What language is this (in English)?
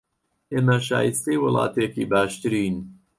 Central Kurdish